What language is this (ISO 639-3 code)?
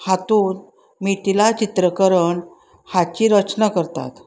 kok